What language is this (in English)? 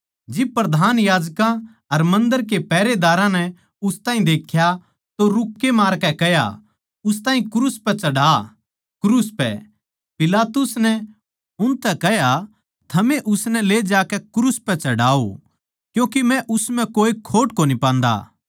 Haryanvi